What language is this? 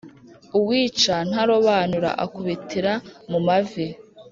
Kinyarwanda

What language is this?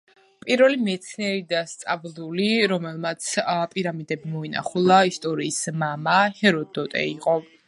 Georgian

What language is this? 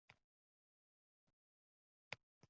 Uzbek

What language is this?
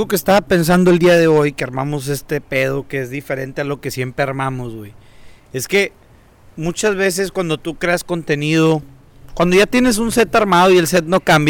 Spanish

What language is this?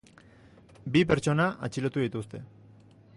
Basque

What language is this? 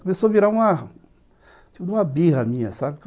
Portuguese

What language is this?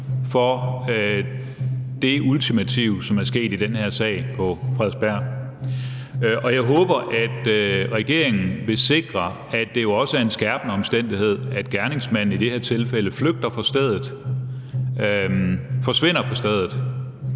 Danish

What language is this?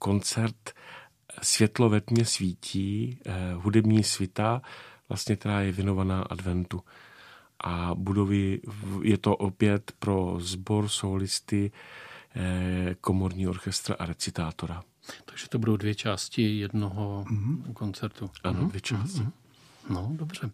Czech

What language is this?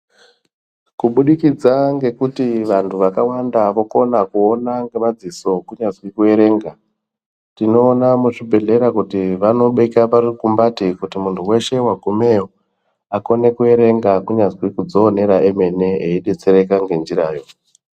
Ndau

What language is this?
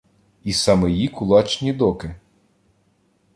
Ukrainian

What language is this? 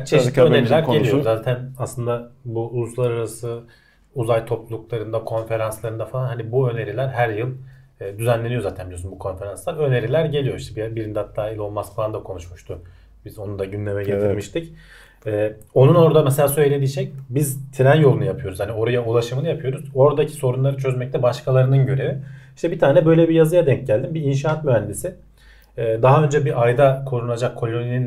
Turkish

